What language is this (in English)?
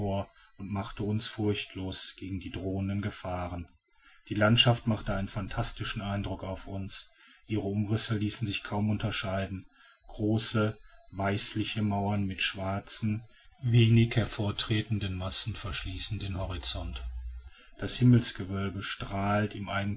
German